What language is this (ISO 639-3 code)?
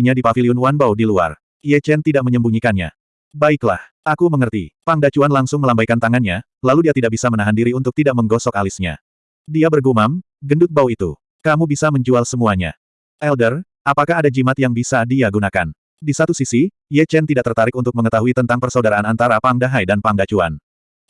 ind